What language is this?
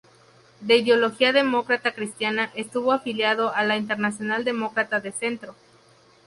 Spanish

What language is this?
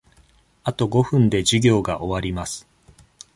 Japanese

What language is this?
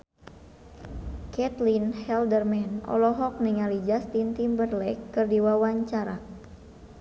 Sundanese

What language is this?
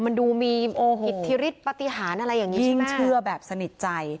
Thai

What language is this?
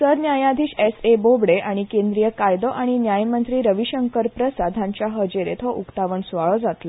Konkani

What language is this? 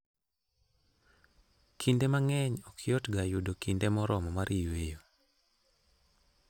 Luo (Kenya and Tanzania)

